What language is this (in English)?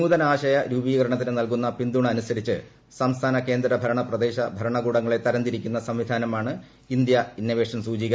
Malayalam